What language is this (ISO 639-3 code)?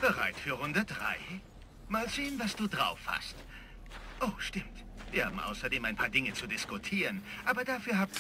deu